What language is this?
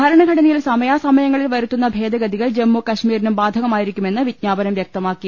Malayalam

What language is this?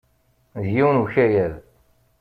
Kabyle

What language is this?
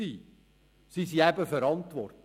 Swiss German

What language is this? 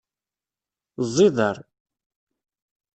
Kabyle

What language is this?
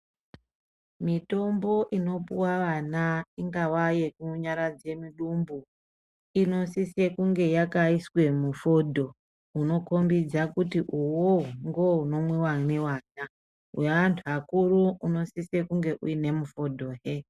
Ndau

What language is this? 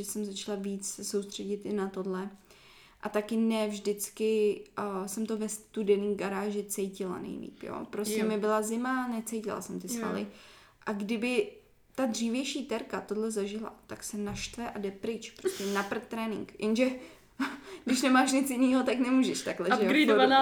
Czech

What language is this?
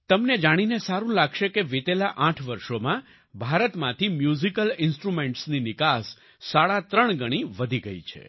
Gujarati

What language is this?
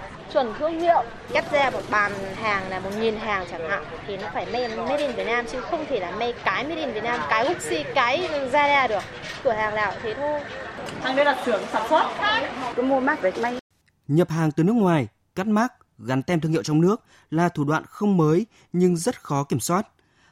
Vietnamese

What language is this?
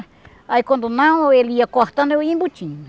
Portuguese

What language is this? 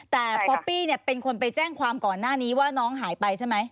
Thai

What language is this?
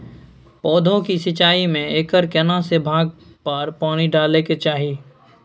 Maithili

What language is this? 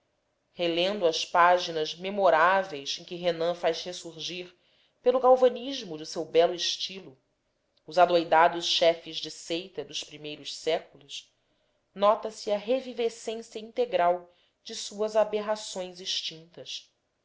Portuguese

